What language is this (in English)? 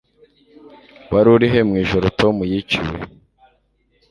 Kinyarwanda